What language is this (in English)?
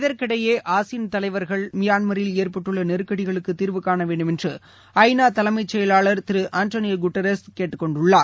Tamil